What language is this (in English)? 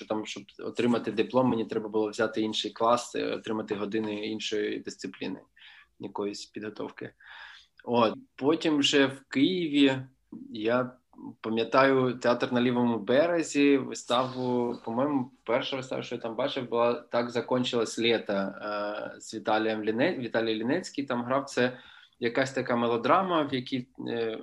Ukrainian